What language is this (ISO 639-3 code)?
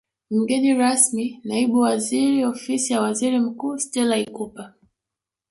swa